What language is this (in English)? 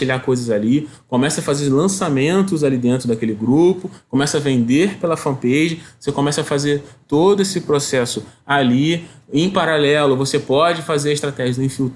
Portuguese